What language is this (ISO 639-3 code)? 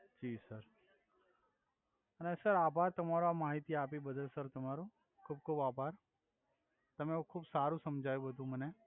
guj